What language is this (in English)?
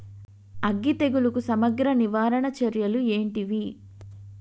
Telugu